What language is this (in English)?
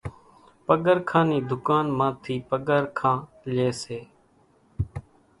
Kachi Koli